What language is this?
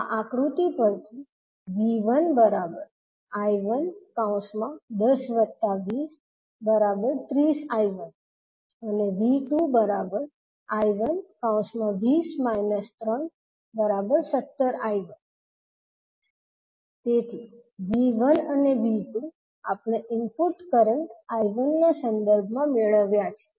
Gujarati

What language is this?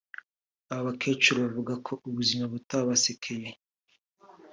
Kinyarwanda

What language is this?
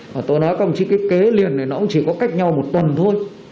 Vietnamese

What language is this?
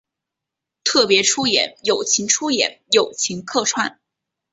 Chinese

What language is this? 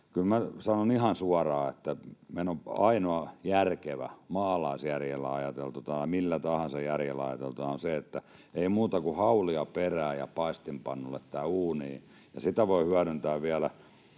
Finnish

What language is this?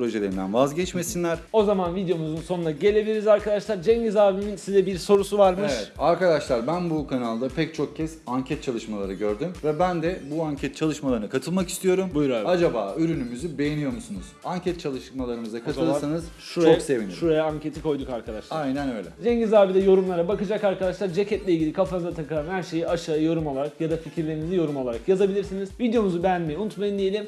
Turkish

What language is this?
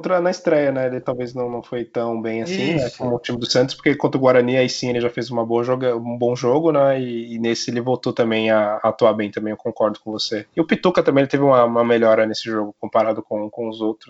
Portuguese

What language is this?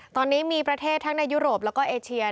Thai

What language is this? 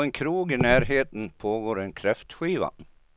Swedish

